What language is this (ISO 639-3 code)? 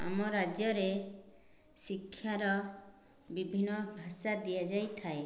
ori